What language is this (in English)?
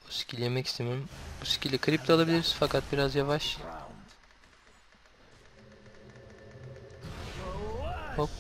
Turkish